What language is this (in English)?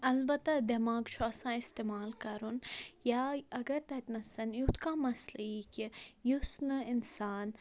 Kashmiri